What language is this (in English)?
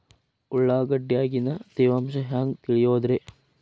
Kannada